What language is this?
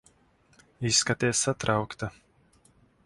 Latvian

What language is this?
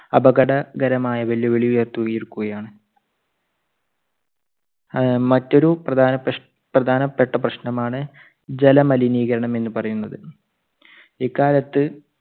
Malayalam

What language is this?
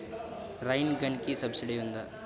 Telugu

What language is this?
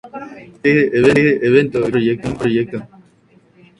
Spanish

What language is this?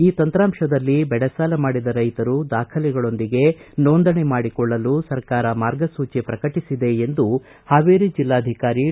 Kannada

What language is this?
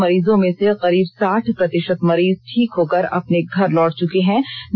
Hindi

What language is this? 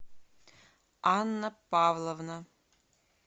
Russian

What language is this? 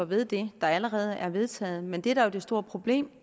Danish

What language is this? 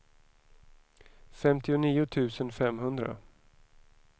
Swedish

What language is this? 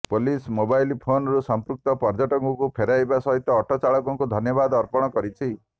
Odia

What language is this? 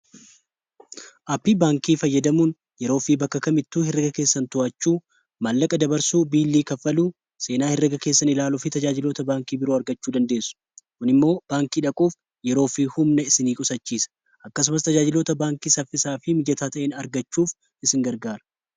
Oromo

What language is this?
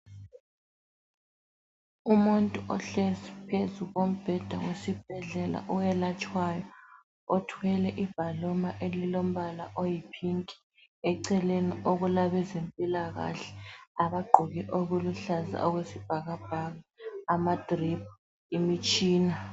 North Ndebele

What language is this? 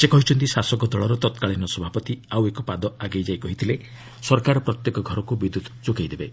Odia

